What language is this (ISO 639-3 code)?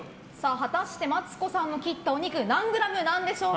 jpn